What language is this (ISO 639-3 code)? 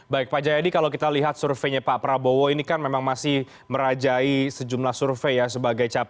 ind